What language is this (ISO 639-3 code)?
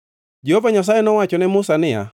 luo